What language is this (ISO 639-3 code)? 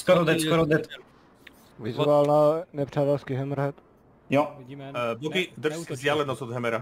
ces